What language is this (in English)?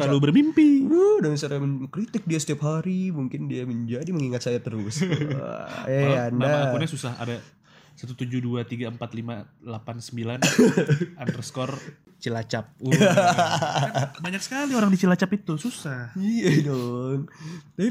Indonesian